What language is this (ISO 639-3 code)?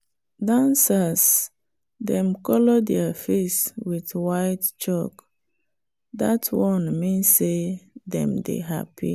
pcm